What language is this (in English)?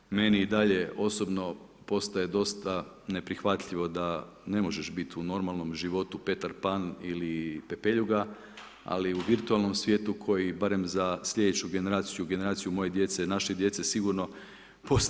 Croatian